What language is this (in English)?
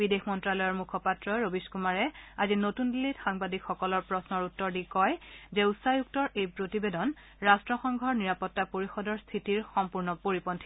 Assamese